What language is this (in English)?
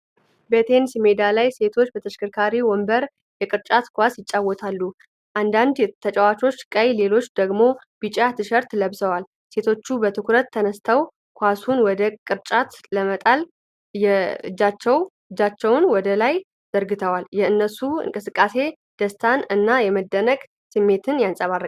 Amharic